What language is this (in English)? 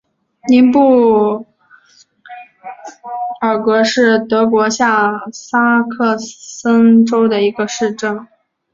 Chinese